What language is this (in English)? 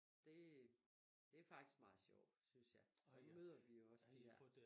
Danish